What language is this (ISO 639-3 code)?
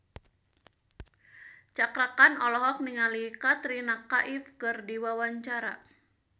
sun